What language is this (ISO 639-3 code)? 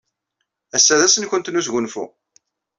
kab